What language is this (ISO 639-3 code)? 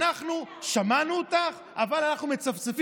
heb